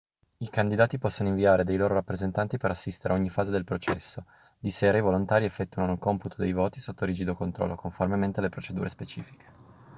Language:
Italian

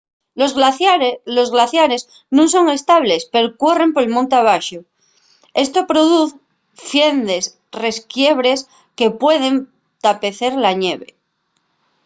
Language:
Asturian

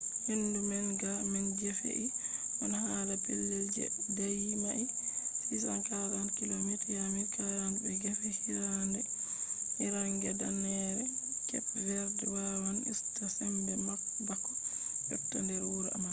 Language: Fula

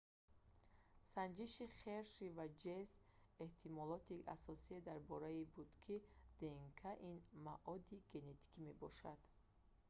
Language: Tajik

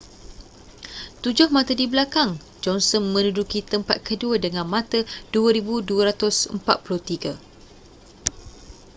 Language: Malay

